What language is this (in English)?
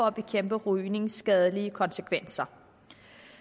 Danish